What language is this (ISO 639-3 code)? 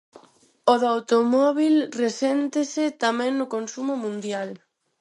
glg